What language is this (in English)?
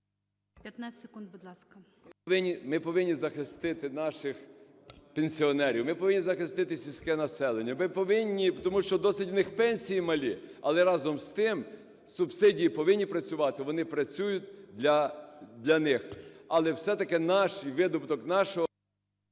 Ukrainian